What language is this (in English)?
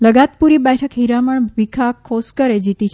Gujarati